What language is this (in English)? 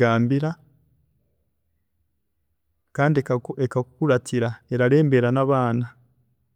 Chiga